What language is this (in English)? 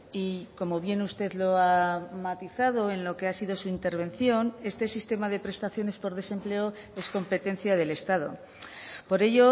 Spanish